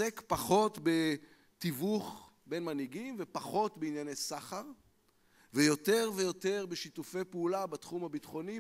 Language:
Hebrew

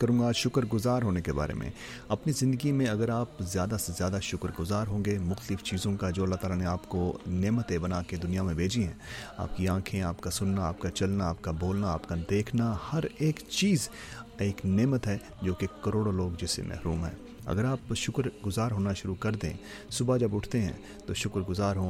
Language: Urdu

